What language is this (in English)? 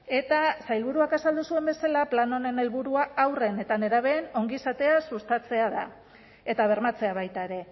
Basque